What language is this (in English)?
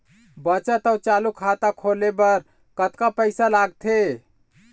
Chhattisgarhi